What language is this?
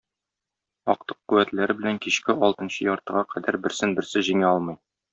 Tatar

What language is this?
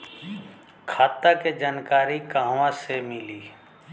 Bhojpuri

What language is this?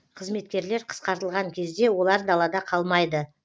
Kazakh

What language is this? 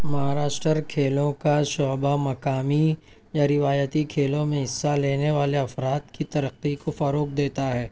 Urdu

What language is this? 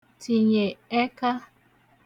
Igbo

